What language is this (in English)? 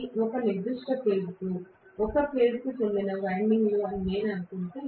Telugu